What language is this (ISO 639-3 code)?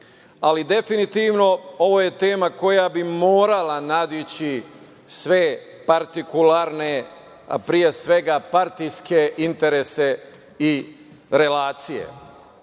srp